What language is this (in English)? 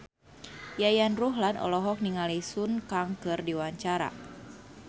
Sundanese